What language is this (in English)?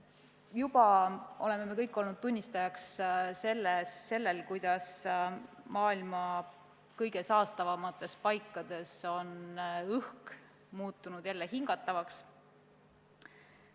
Estonian